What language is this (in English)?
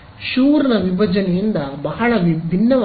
Kannada